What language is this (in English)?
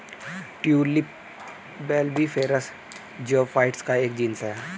Hindi